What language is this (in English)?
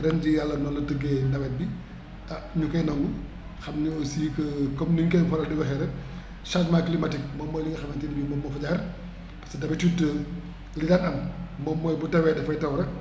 Wolof